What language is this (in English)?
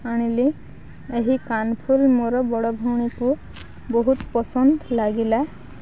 Odia